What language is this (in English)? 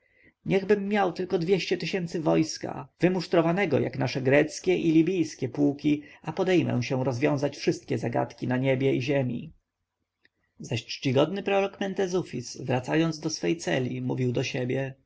Polish